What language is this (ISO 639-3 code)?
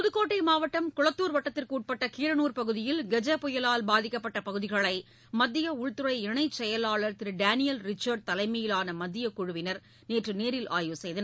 tam